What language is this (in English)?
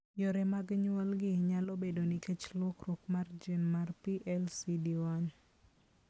Luo (Kenya and Tanzania)